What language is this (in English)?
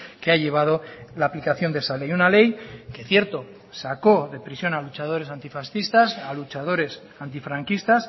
Spanish